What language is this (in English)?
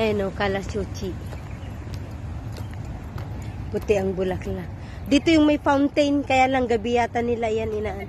Filipino